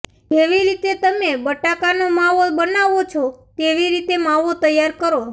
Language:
Gujarati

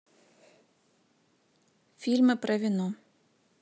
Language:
Russian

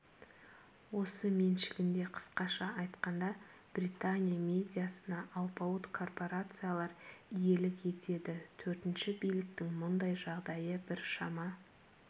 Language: Kazakh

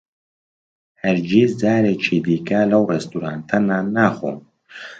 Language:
Central Kurdish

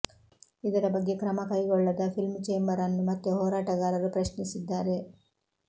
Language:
Kannada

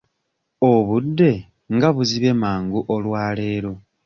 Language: Ganda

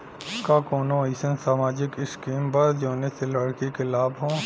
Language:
Bhojpuri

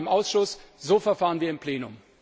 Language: German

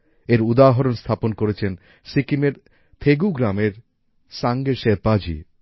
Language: Bangla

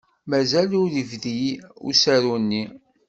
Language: Kabyle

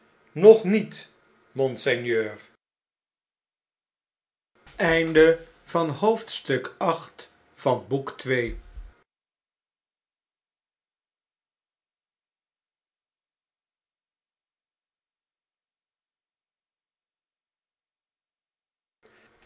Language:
Dutch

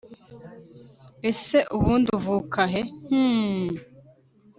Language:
Kinyarwanda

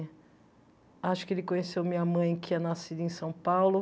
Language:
Portuguese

